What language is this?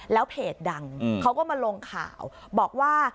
Thai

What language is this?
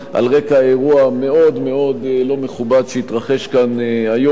Hebrew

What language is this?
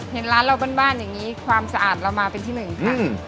Thai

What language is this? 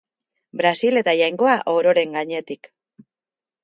Basque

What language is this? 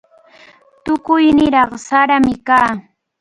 Cajatambo North Lima Quechua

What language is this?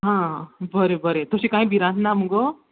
Konkani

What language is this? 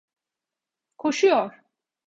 Turkish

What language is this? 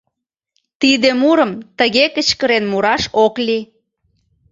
Mari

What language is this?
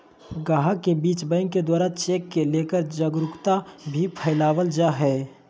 Magahi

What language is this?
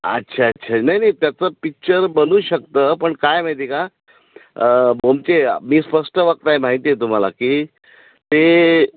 Marathi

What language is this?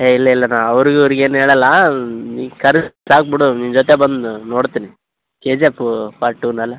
Kannada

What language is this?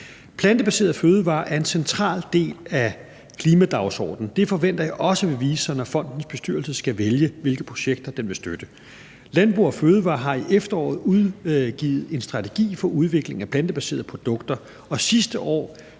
Danish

